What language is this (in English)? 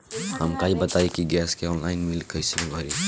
Bhojpuri